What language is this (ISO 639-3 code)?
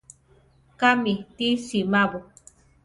tar